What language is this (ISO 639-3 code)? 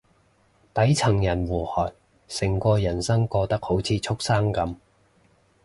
yue